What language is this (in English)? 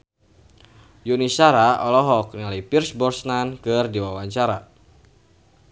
Sundanese